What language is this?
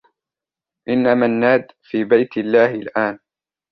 Arabic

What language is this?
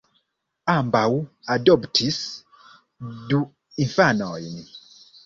Esperanto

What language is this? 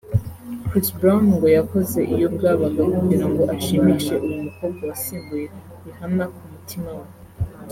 Kinyarwanda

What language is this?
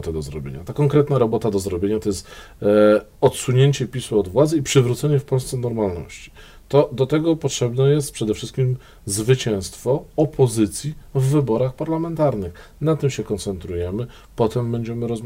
Polish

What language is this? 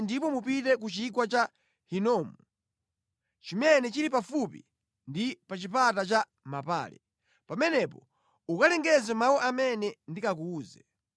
Nyanja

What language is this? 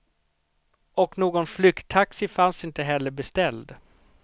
Swedish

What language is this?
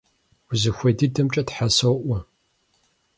Kabardian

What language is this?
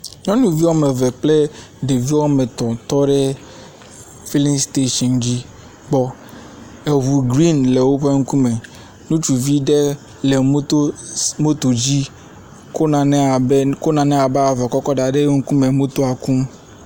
Ewe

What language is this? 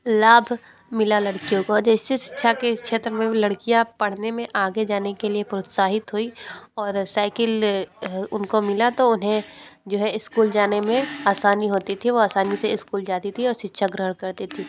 Hindi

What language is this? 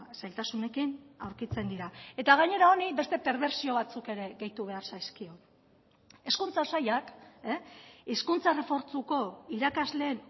Basque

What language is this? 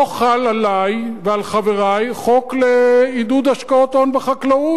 Hebrew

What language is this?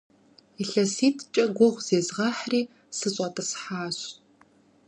Kabardian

